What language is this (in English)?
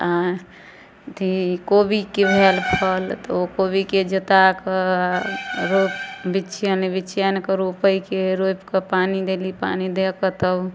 Maithili